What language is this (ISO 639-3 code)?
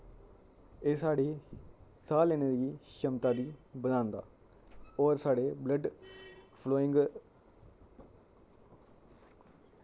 doi